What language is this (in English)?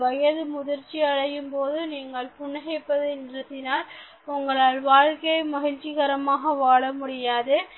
Tamil